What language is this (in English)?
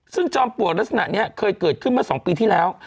Thai